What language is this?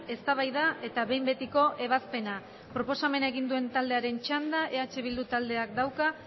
Basque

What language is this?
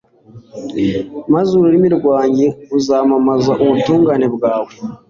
Kinyarwanda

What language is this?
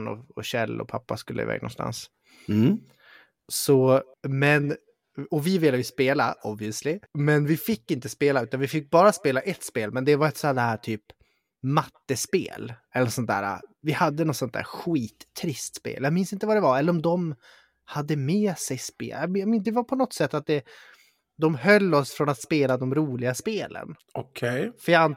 Swedish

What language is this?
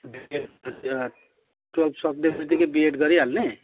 Nepali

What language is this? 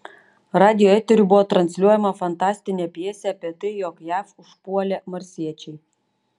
Lithuanian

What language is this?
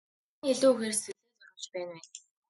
Mongolian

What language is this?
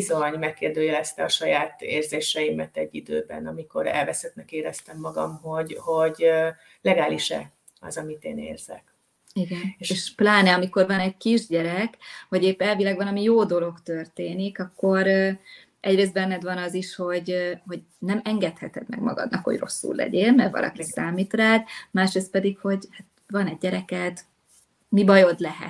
Hungarian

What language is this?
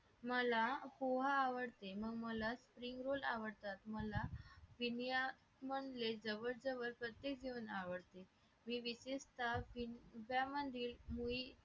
Marathi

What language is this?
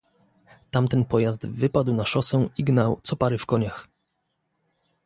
Polish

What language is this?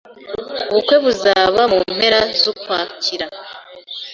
Kinyarwanda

